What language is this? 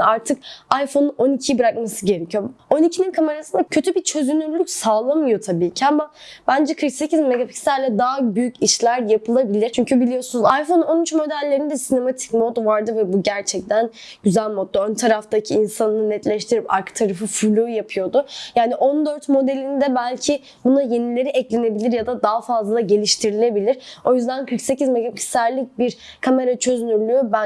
Turkish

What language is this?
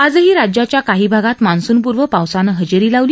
Marathi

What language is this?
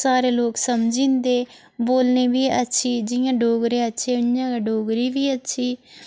Dogri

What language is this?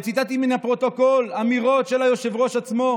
Hebrew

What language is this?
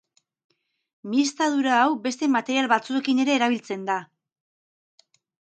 Basque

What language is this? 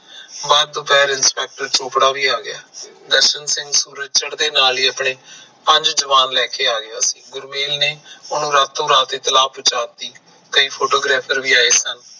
Punjabi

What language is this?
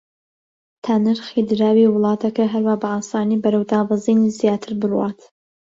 Central Kurdish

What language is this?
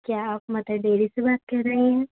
Urdu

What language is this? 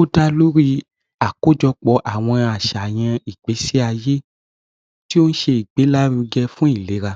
Yoruba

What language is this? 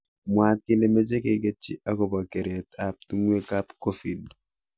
Kalenjin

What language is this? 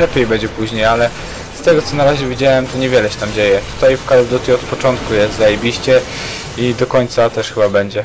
Polish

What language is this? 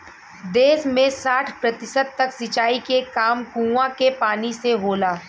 Bhojpuri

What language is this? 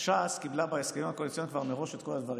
Hebrew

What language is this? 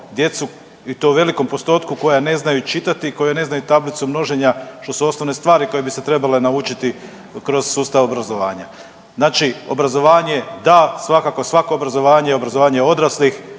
Croatian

